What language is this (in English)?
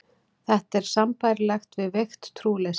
Icelandic